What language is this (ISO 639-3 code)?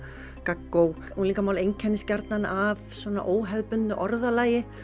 isl